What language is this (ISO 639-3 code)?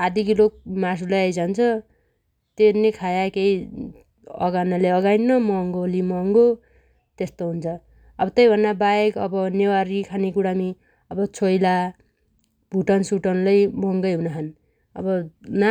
dty